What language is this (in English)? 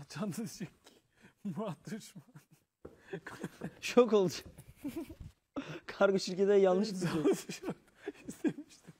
Turkish